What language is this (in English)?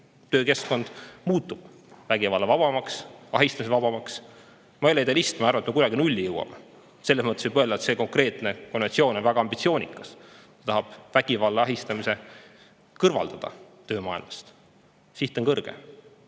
Estonian